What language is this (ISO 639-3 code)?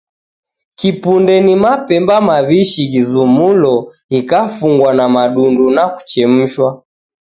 dav